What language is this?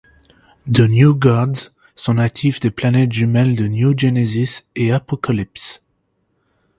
French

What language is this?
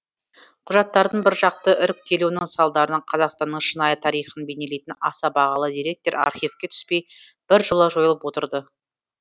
Kazakh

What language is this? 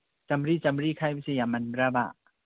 Manipuri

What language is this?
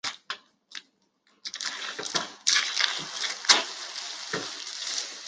Chinese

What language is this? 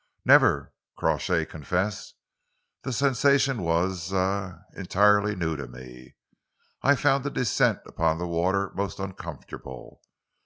English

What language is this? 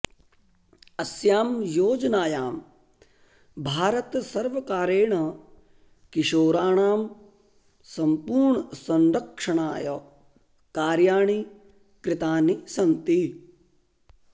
Sanskrit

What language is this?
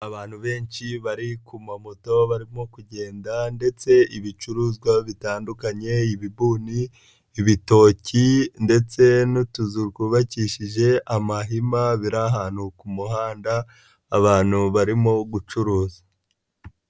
Kinyarwanda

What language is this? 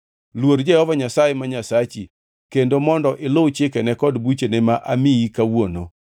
Luo (Kenya and Tanzania)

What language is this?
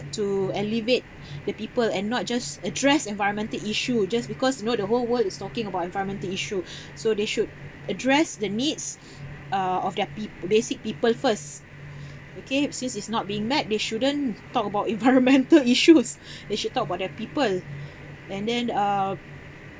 English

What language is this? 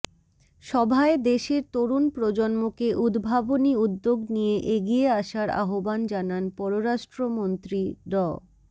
Bangla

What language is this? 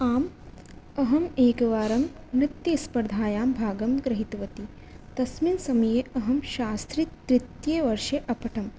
Sanskrit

